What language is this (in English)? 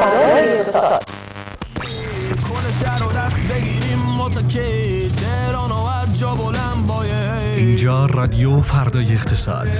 Persian